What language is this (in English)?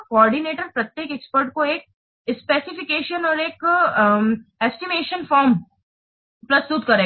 Hindi